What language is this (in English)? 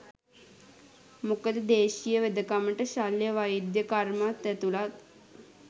Sinhala